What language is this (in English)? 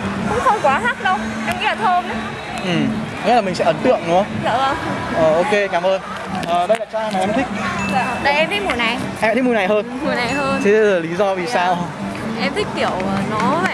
Vietnamese